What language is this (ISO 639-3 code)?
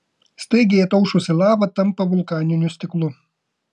lit